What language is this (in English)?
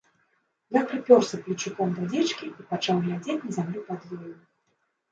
Belarusian